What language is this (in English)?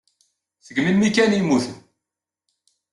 Kabyle